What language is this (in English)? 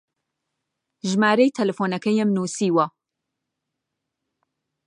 Central Kurdish